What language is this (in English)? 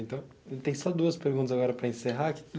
Portuguese